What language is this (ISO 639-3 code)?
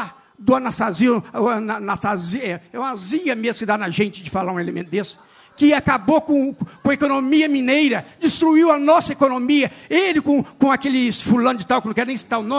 por